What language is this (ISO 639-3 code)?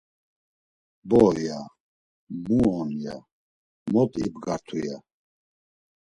lzz